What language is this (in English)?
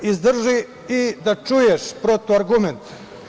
Serbian